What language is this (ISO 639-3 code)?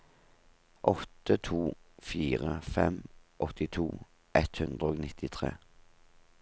nor